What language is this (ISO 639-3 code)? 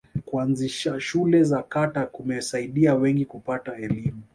swa